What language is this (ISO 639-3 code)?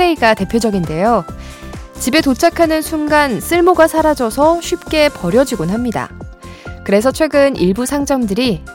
kor